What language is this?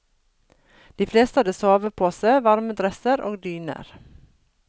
Norwegian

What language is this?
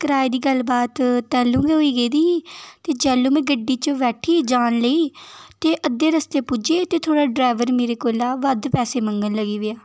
Dogri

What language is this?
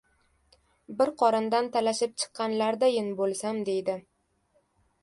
Uzbek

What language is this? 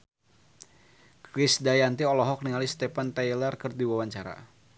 Sundanese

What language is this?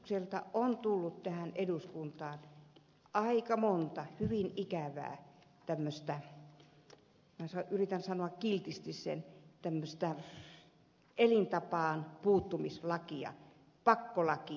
Finnish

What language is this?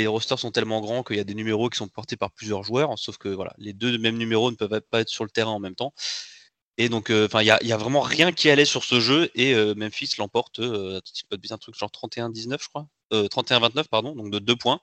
French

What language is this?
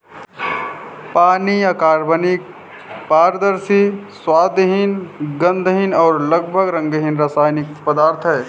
Hindi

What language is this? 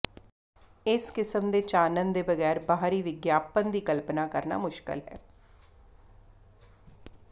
Punjabi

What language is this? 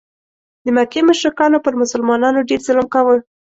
Pashto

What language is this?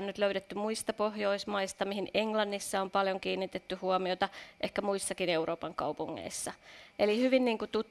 Finnish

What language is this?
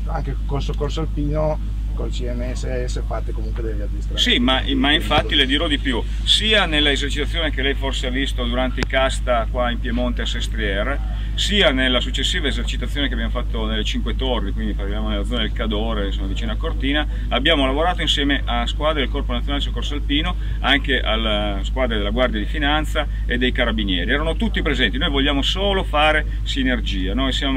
Italian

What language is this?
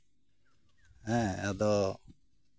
Santali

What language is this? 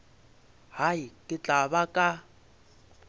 Northern Sotho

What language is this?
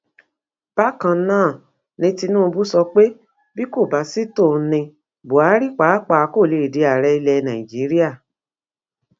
Yoruba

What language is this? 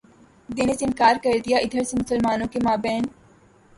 Urdu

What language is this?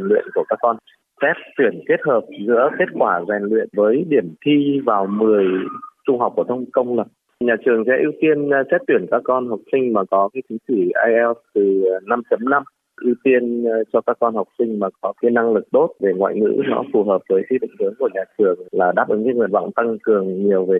Vietnamese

